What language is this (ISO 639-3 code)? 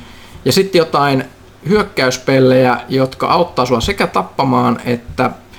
fin